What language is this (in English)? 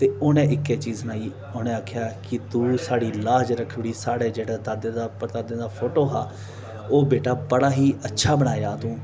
Dogri